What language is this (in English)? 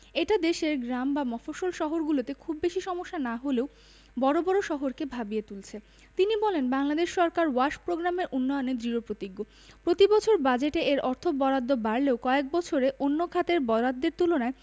Bangla